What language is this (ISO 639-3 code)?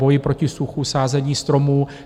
ces